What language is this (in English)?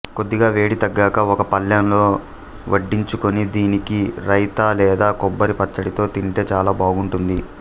Telugu